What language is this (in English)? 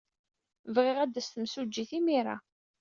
Kabyle